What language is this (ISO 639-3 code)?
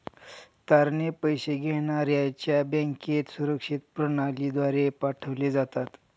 mar